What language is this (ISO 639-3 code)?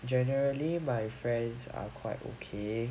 eng